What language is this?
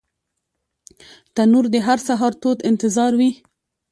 Pashto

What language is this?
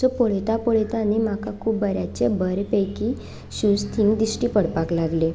Konkani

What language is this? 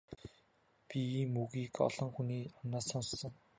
Mongolian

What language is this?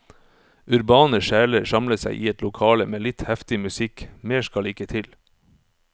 Norwegian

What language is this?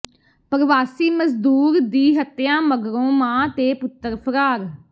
Punjabi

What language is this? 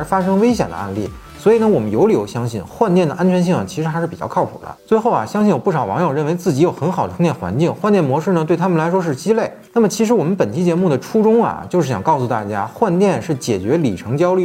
Chinese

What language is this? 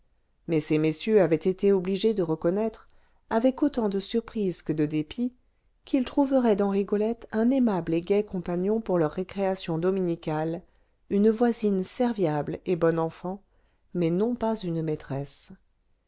French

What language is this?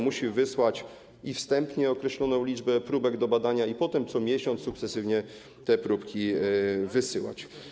Polish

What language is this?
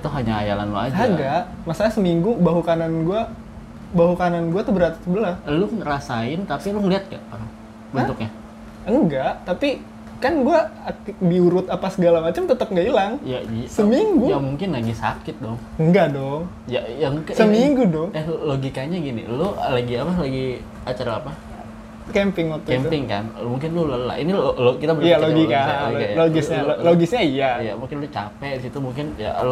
Indonesian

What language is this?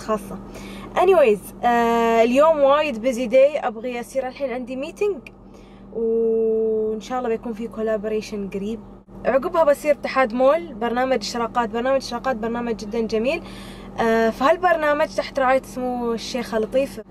Arabic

